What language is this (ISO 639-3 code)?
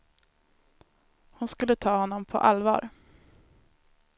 swe